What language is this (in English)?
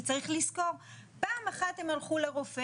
Hebrew